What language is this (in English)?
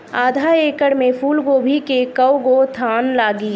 Bhojpuri